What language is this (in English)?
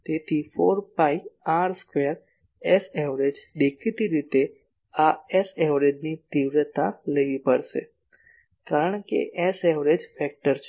Gujarati